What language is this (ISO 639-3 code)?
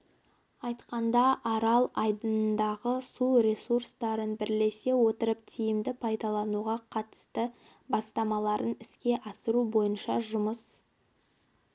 kaz